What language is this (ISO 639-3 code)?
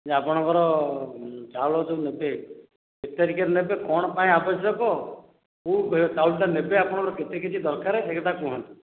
ori